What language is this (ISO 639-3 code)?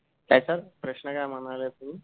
mar